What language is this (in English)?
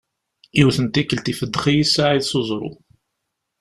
Kabyle